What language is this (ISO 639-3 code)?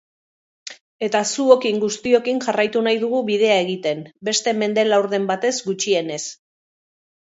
eus